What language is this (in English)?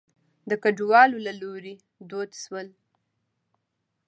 Pashto